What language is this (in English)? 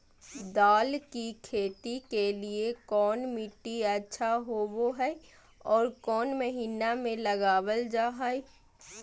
Magahi